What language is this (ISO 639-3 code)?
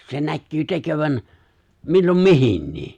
fin